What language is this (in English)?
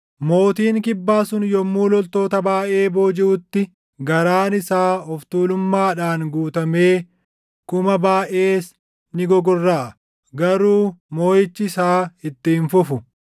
Oromo